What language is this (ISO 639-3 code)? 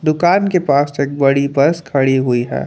hin